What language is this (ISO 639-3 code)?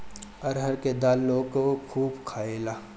bho